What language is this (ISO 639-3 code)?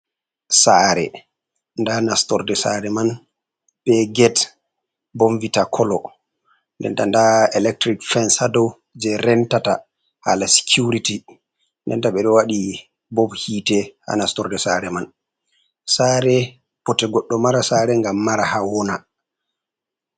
ful